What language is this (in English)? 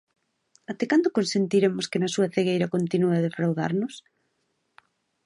Galician